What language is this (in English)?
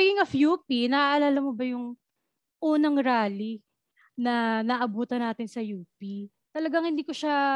Filipino